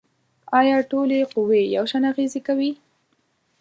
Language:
Pashto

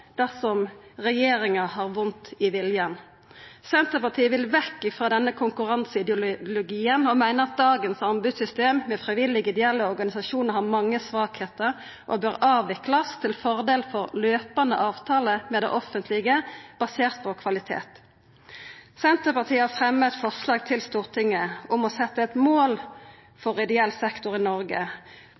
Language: Norwegian Nynorsk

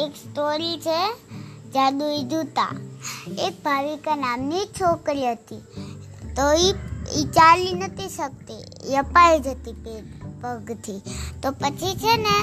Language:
Gujarati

